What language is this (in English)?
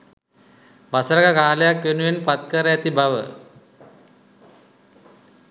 Sinhala